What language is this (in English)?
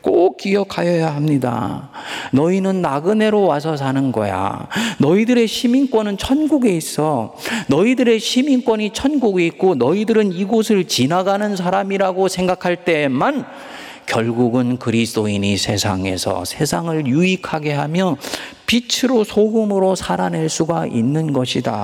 Korean